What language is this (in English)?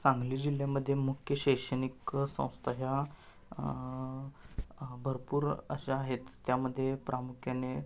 Marathi